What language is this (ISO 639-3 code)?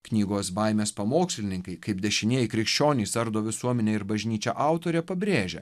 lit